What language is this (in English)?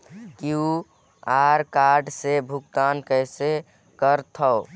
Chhattisgarhi